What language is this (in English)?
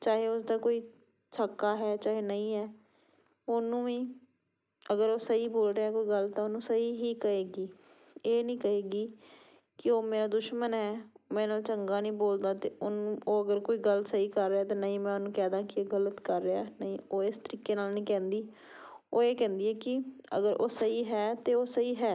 Punjabi